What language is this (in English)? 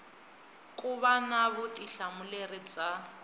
Tsonga